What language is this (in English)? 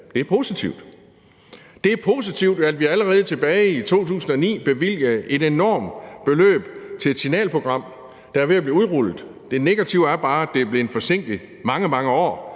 Danish